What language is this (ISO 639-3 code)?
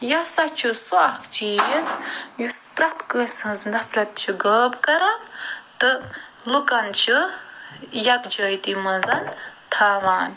kas